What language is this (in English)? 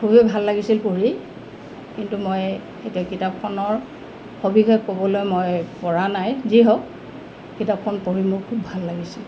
Assamese